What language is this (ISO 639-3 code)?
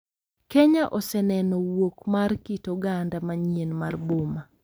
luo